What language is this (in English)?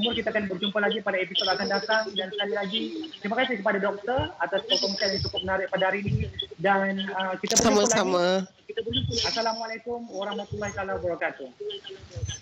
Malay